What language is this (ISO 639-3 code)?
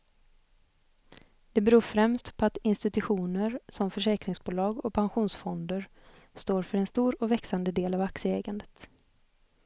swe